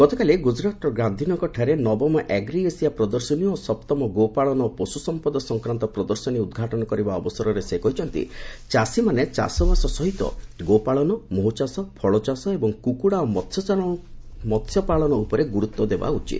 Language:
Odia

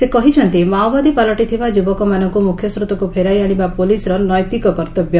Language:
Odia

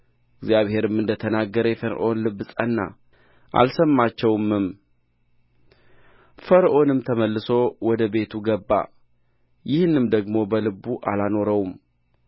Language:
Amharic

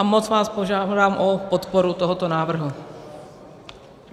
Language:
Czech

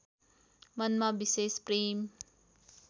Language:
Nepali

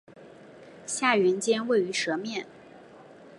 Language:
Chinese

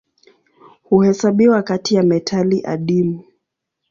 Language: Swahili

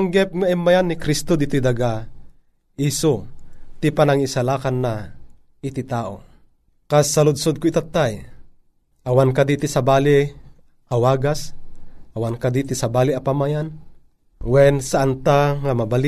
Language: Filipino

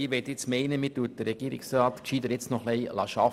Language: Swiss German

